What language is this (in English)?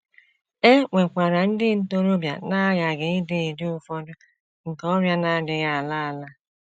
Igbo